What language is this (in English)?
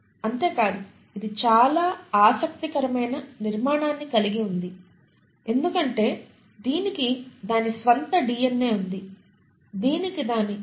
Telugu